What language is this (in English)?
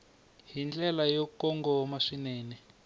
Tsonga